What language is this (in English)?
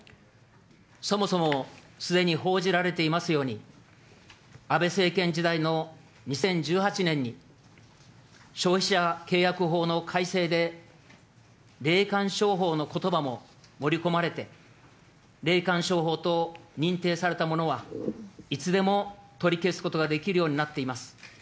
Japanese